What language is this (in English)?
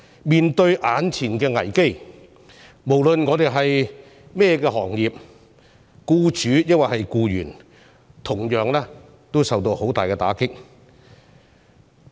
Cantonese